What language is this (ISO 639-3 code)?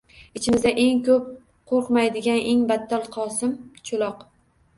uzb